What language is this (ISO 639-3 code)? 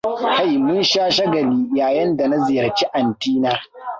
hau